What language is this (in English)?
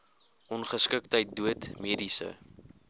Afrikaans